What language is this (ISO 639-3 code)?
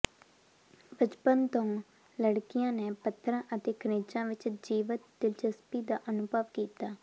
pan